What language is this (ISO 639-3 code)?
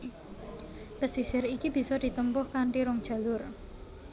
jav